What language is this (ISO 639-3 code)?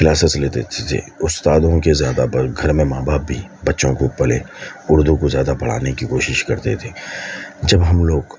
urd